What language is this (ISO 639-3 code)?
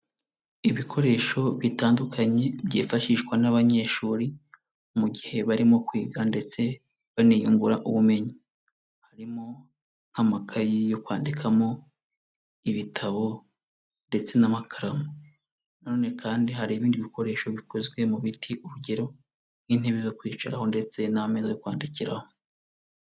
kin